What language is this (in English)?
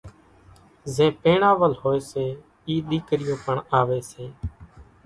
Kachi Koli